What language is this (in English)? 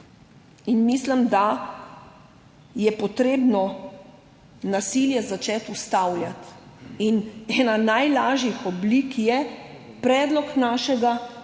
Slovenian